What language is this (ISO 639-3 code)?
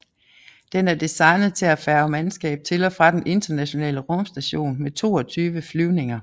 dan